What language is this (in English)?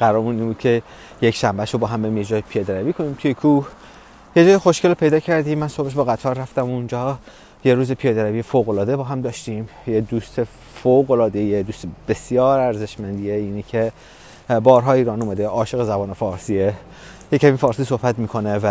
Persian